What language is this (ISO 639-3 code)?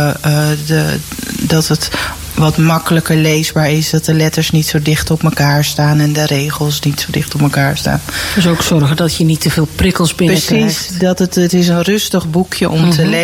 nld